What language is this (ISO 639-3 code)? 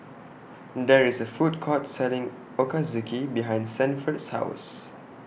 eng